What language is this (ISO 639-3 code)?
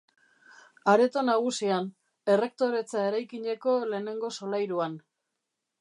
eus